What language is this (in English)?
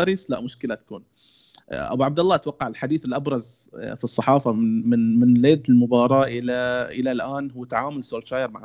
Arabic